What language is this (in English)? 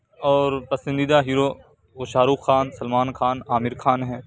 Urdu